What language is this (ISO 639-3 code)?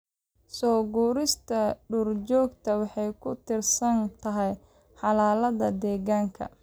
som